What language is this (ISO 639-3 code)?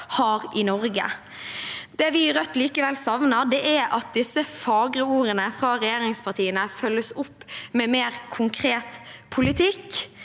nor